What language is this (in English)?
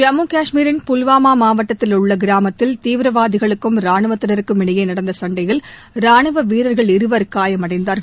Tamil